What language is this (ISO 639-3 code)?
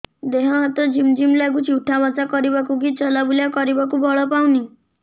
ori